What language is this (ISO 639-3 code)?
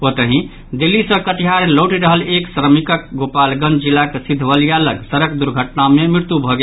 mai